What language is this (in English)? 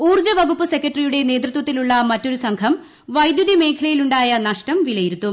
Malayalam